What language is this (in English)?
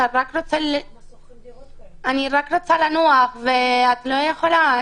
Hebrew